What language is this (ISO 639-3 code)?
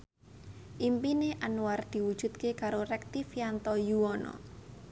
jav